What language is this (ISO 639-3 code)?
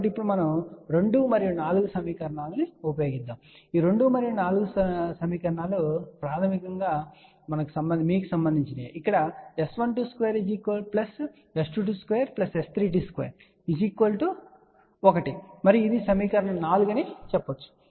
tel